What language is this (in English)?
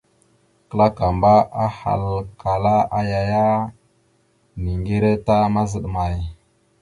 Mada (Cameroon)